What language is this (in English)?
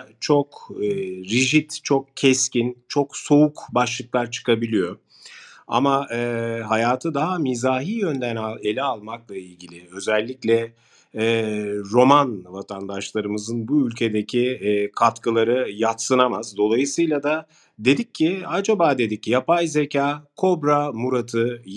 Turkish